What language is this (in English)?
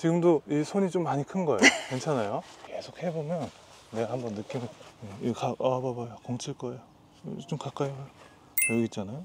Korean